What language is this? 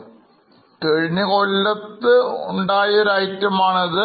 Malayalam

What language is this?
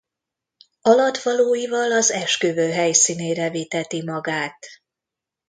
Hungarian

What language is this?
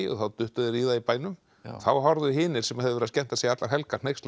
Icelandic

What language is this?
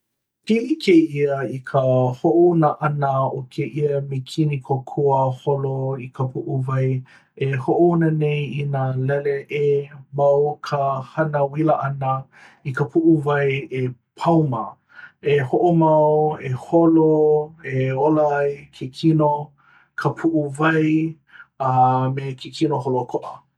Hawaiian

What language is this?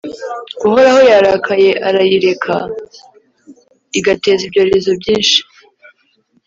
Kinyarwanda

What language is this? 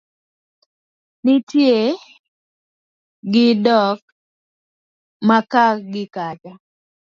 Luo (Kenya and Tanzania)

